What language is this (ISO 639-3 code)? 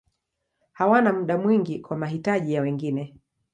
swa